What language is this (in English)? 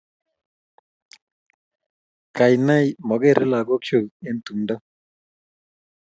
Kalenjin